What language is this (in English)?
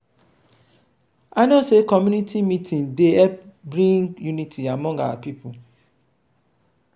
Nigerian Pidgin